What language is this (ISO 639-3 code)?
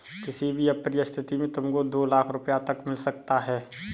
hin